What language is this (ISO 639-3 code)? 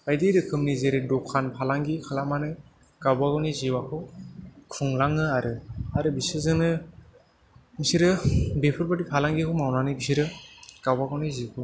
brx